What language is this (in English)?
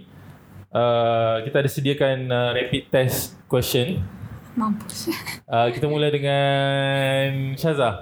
Malay